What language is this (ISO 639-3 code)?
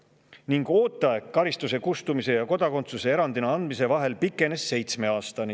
est